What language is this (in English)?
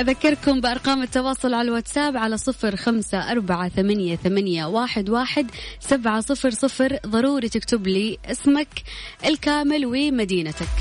Arabic